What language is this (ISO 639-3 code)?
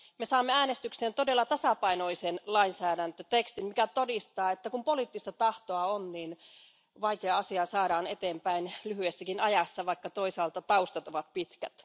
fin